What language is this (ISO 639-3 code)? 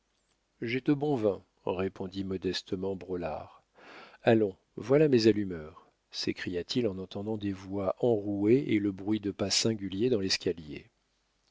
fra